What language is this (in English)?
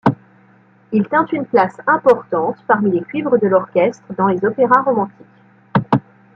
French